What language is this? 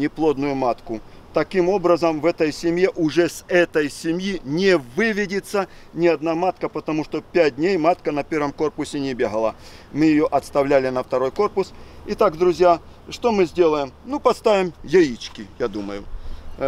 Russian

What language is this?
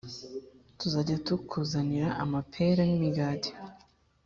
Kinyarwanda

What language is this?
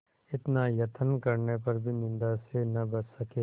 Hindi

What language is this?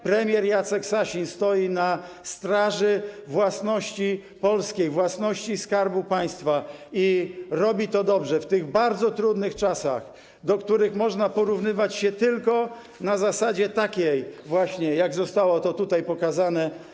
Polish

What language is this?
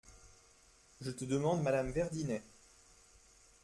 French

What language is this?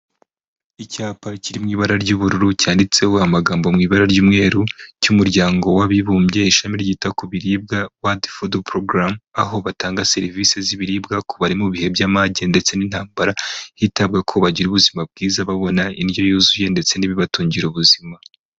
Kinyarwanda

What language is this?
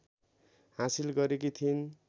Nepali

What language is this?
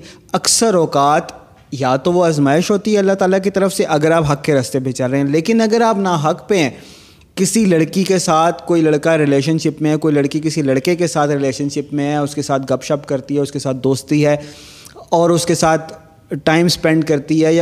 Urdu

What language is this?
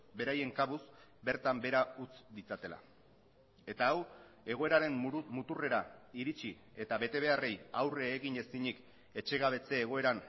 Basque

